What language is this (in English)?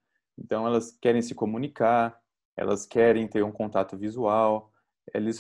Portuguese